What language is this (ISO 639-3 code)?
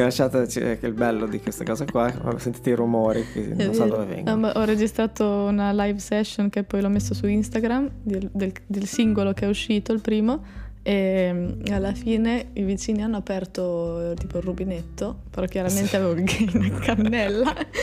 ita